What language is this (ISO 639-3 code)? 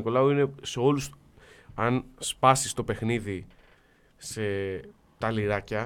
ell